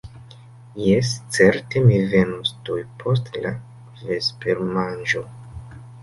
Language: Esperanto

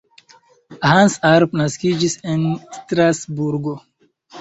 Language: Esperanto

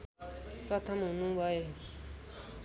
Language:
Nepali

